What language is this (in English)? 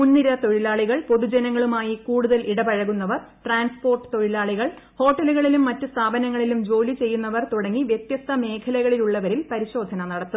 Malayalam